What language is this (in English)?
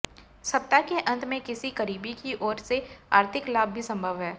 Hindi